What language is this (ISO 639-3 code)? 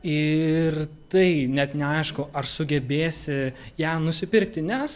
lit